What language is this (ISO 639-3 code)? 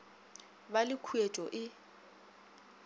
nso